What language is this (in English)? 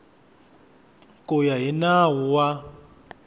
Tsonga